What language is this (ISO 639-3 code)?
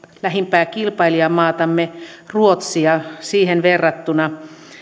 fin